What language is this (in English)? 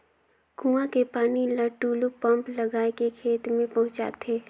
Chhattisgarhi